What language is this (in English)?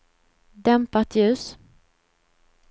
Swedish